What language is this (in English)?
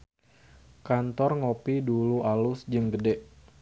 Sundanese